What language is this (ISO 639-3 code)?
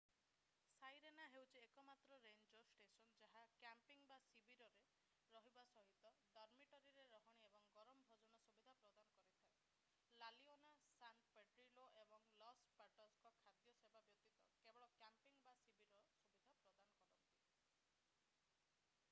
ori